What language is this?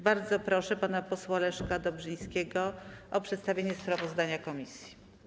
Polish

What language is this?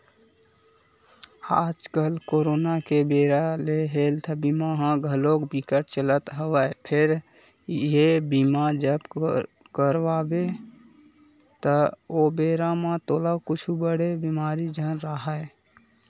Chhattisgarhi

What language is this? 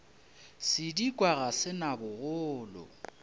Northern Sotho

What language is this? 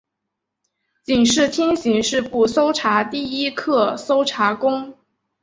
Chinese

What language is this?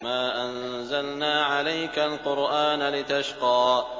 Arabic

